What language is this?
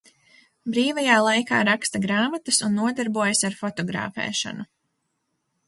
Latvian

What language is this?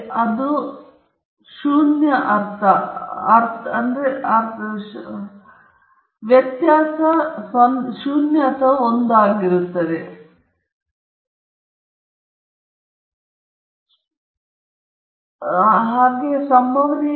Kannada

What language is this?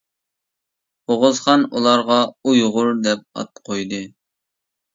Uyghur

